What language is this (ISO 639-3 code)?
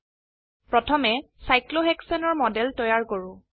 asm